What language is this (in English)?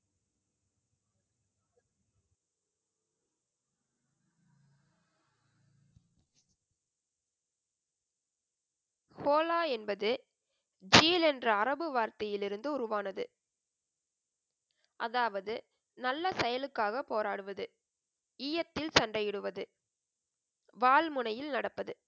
Tamil